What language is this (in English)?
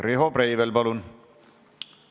Estonian